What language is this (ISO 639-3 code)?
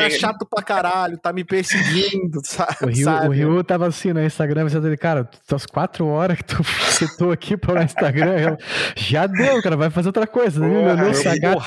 por